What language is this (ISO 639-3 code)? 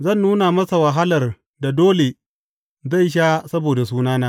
hau